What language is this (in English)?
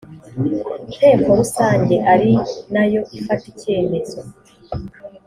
Kinyarwanda